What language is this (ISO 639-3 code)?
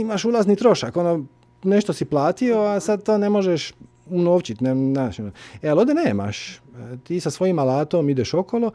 hrv